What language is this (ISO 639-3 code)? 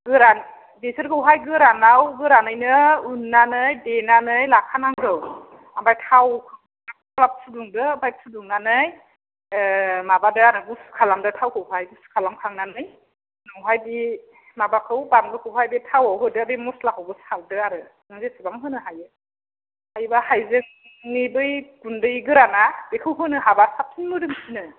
brx